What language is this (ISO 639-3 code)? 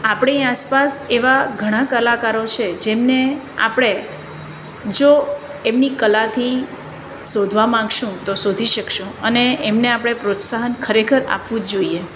guj